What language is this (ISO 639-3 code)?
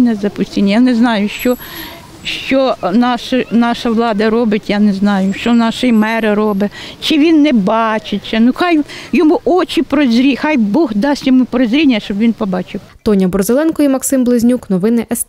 ukr